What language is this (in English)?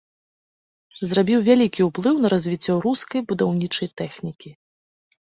Belarusian